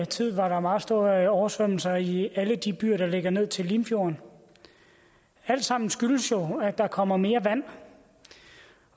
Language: Danish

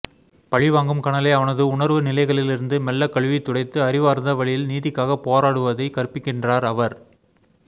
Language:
Tamil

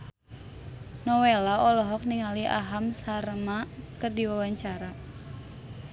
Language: Sundanese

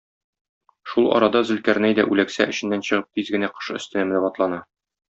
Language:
Tatar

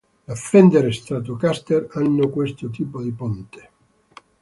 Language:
Italian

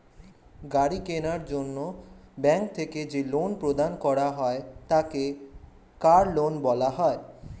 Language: Bangla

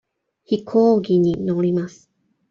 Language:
Japanese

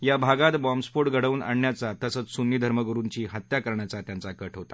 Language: Marathi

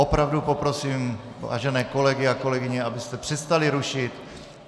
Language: Czech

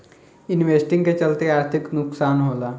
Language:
Bhojpuri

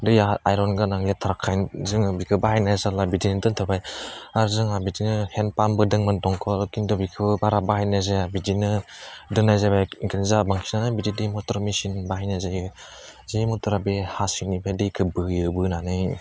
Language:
Bodo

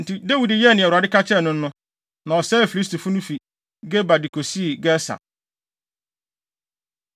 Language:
Akan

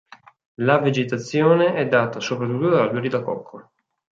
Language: Italian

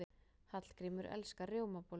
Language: Icelandic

